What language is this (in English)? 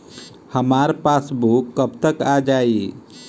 Bhojpuri